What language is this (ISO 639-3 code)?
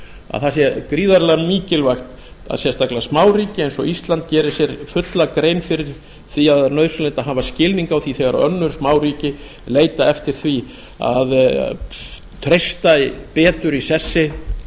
isl